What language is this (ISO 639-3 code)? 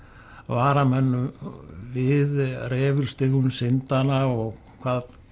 isl